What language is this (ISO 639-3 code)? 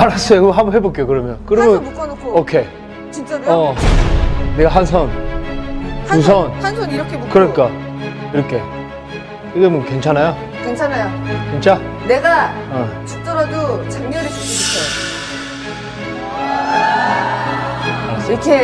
kor